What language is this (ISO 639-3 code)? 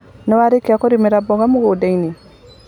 kik